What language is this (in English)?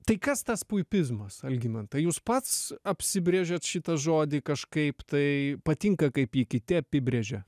Lithuanian